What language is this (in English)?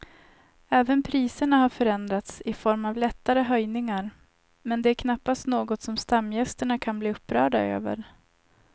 Swedish